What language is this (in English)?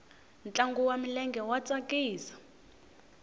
Tsonga